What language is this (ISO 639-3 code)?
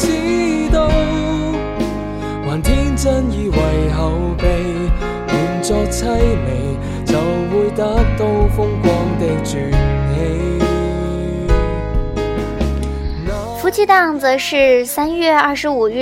zho